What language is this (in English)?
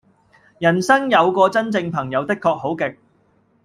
Cantonese